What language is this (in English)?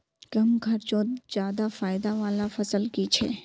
Magahi